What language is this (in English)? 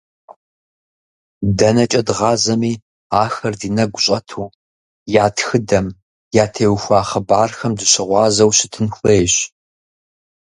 Kabardian